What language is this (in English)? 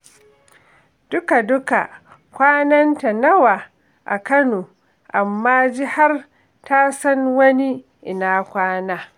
Hausa